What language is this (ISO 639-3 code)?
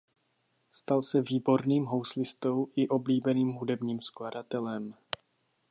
ces